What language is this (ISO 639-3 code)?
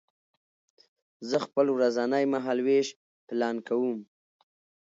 pus